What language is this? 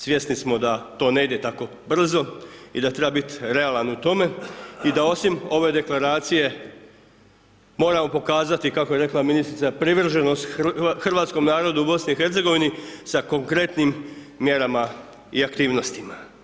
Croatian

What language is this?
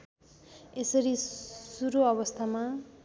Nepali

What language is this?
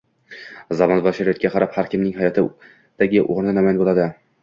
Uzbek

